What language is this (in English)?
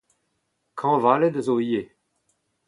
Breton